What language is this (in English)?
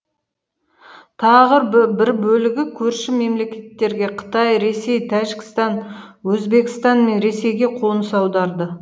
Kazakh